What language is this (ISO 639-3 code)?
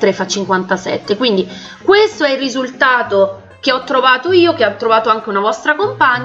ita